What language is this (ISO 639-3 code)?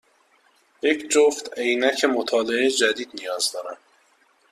fas